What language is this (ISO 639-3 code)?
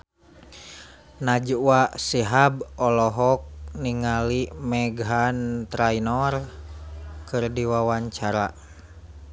sun